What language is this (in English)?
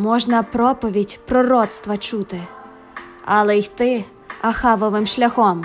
Ukrainian